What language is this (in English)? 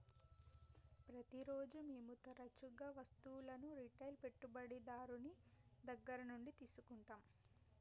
Telugu